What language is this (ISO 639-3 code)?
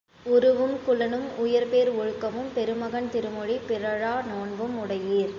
tam